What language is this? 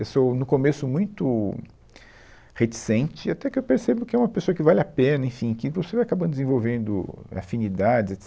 Portuguese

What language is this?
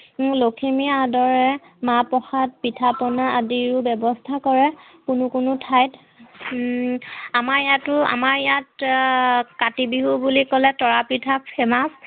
Assamese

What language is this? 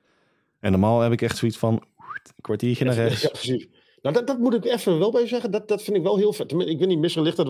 Dutch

